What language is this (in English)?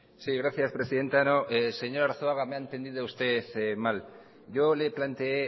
Spanish